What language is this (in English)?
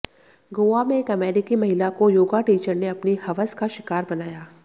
Hindi